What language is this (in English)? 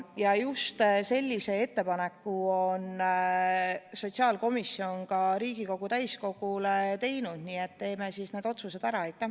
Estonian